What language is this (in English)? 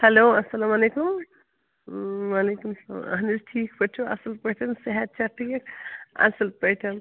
Kashmiri